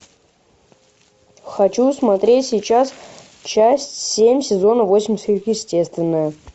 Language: Russian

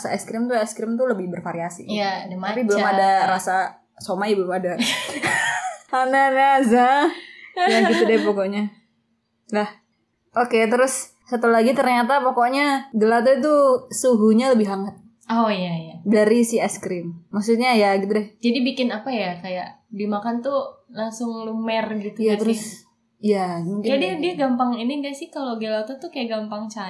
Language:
Indonesian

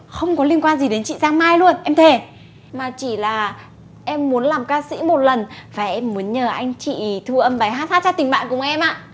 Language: Vietnamese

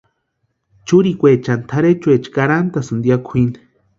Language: Western Highland Purepecha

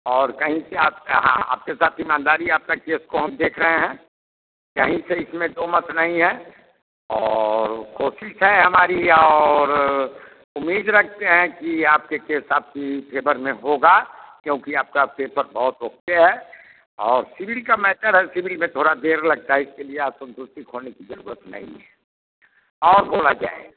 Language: Hindi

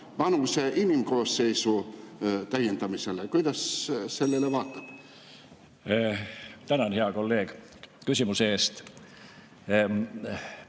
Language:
Estonian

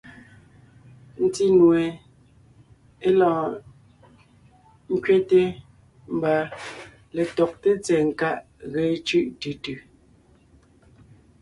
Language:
Ngiemboon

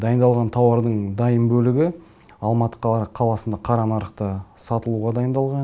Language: Kazakh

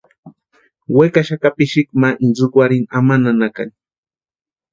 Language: Western Highland Purepecha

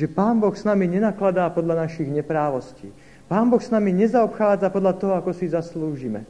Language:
Slovak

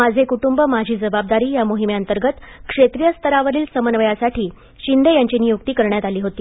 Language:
Marathi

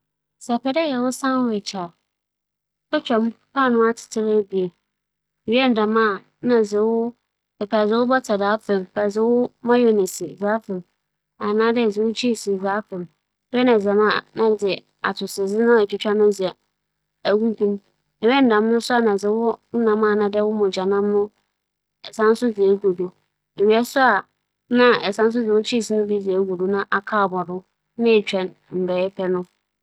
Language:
Akan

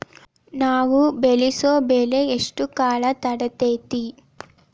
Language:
Kannada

